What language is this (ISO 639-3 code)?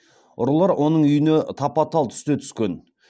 kaz